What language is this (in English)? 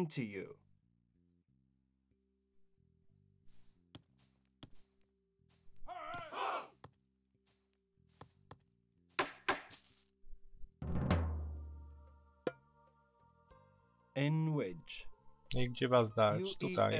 Polish